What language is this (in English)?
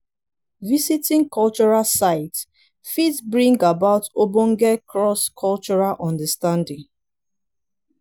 Nigerian Pidgin